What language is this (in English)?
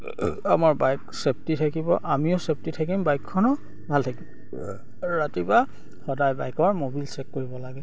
Assamese